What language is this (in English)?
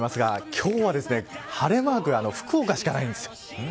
Japanese